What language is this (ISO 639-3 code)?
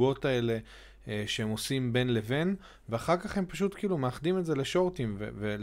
heb